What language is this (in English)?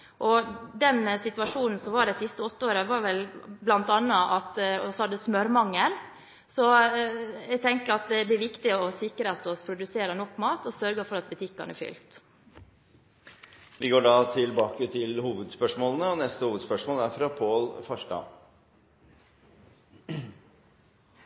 Norwegian